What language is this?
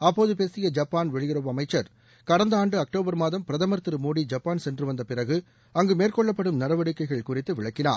Tamil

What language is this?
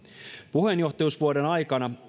Finnish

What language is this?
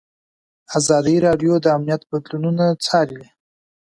Pashto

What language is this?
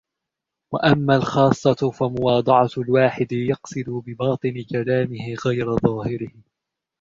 Arabic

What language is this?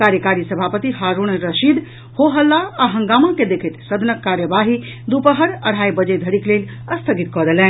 Maithili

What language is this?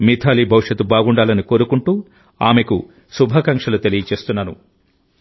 Telugu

